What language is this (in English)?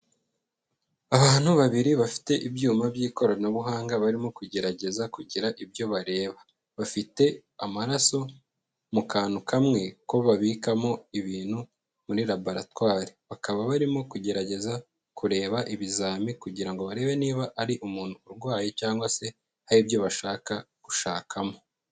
Kinyarwanda